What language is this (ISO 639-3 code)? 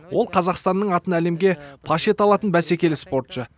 kaz